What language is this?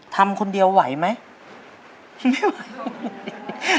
Thai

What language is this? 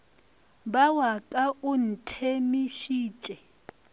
Northern Sotho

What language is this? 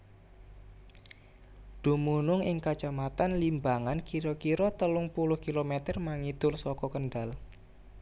Javanese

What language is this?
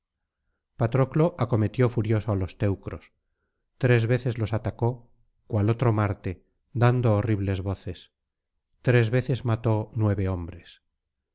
Spanish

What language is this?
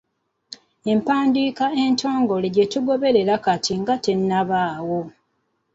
Ganda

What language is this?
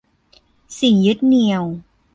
Thai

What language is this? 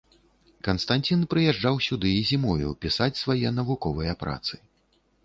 Belarusian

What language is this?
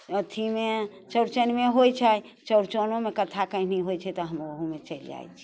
Maithili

